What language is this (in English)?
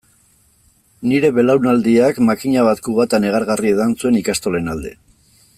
Basque